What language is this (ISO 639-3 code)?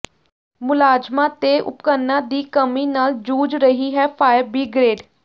pan